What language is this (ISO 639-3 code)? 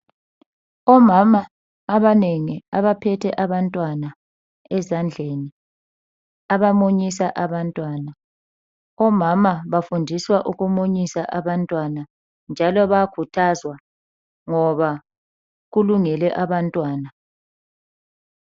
nde